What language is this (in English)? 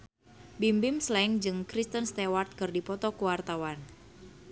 Sundanese